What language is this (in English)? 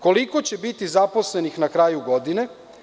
Serbian